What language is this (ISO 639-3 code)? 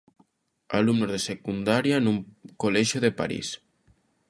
glg